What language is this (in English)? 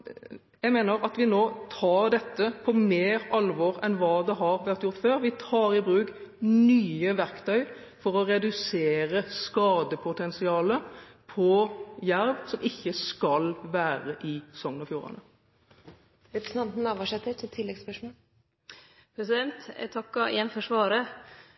Norwegian